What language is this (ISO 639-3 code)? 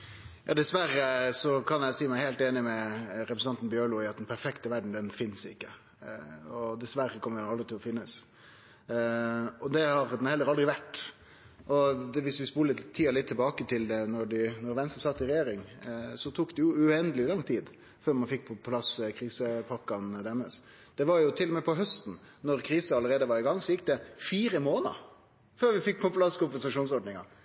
nno